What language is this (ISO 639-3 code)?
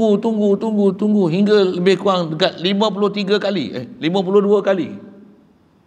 msa